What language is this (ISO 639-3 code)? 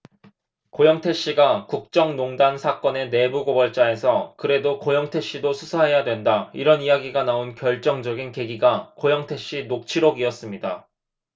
kor